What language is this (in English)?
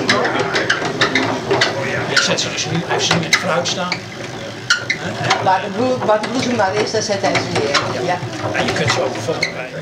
Dutch